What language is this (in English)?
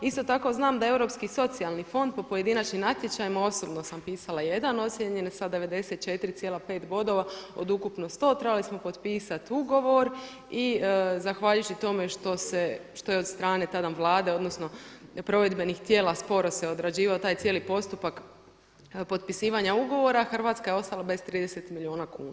Croatian